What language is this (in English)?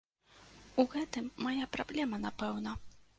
Belarusian